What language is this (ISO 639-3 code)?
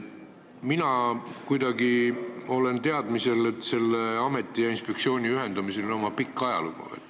est